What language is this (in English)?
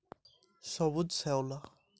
Bangla